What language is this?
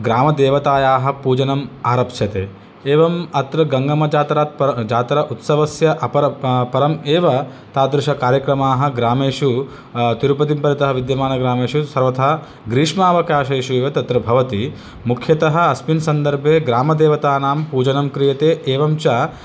Sanskrit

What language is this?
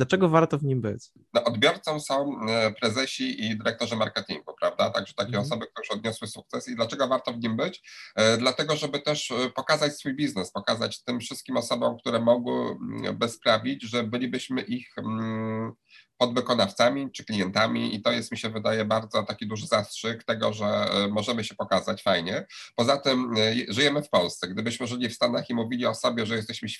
Polish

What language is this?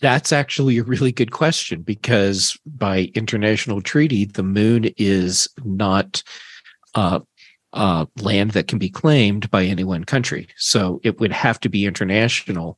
English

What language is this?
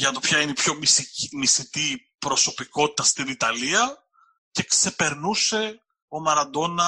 Greek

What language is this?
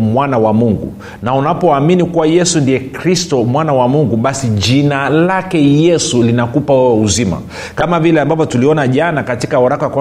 Swahili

